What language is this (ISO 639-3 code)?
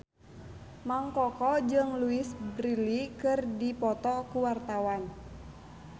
sun